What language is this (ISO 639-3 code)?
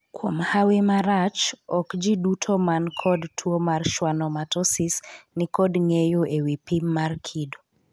luo